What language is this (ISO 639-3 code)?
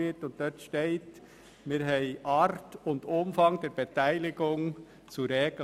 gsw